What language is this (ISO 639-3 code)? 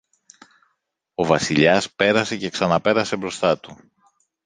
ell